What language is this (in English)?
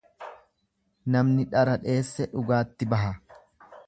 Oromo